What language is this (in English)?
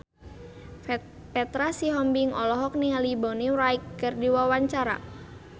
Sundanese